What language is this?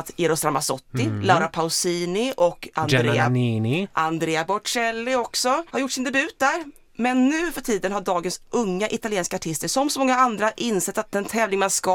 Swedish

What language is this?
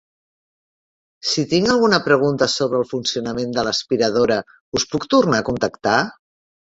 Catalan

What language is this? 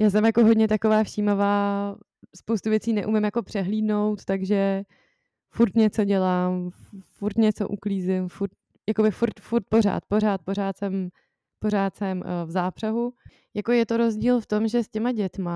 Czech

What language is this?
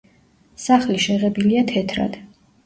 Georgian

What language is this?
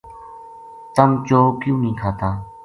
Gujari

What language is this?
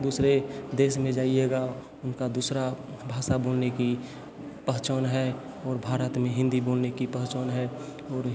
Hindi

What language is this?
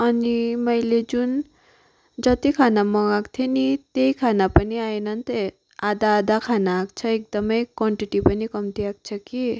Nepali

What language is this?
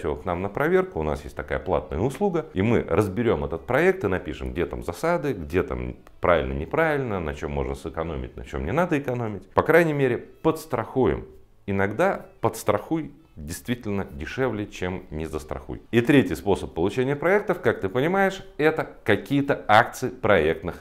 Russian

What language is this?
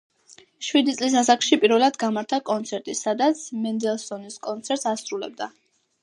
Georgian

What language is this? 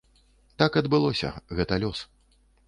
Belarusian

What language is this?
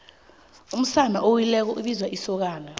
South Ndebele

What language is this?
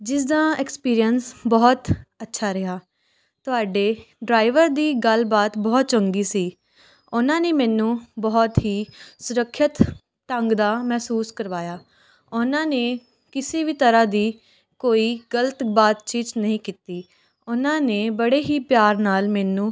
Punjabi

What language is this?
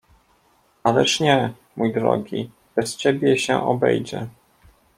Polish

